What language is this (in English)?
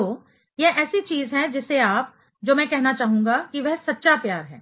Hindi